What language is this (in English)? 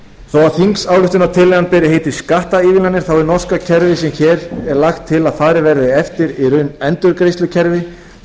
Icelandic